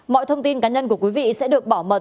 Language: Vietnamese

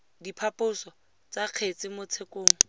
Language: Tswana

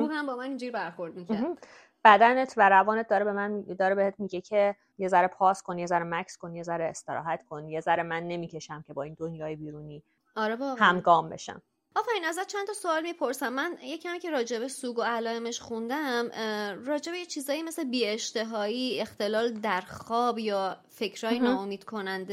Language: Persian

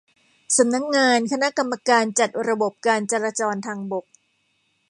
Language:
Thai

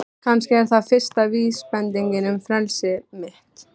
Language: Icelandic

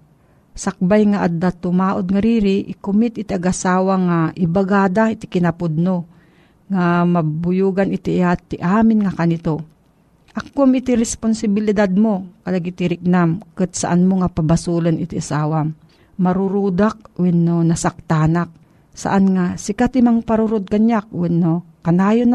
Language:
Filipino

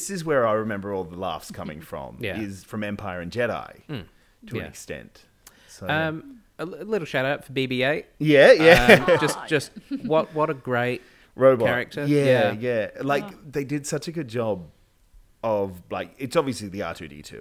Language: English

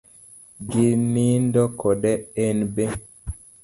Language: Luo (Kenya and Tanzania)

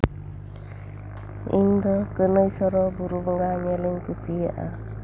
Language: Santali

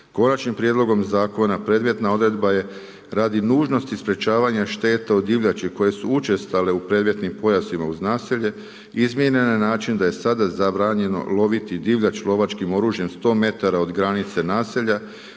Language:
Croatian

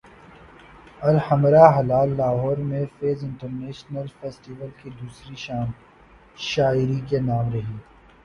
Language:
Urdu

